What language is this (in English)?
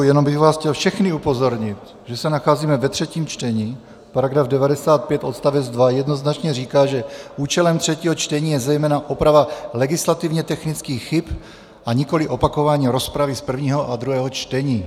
Czech